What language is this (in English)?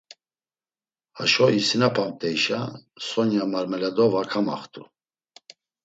Laz